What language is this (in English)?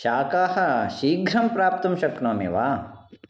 Sanskrit